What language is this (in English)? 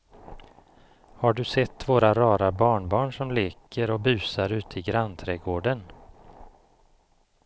Swedish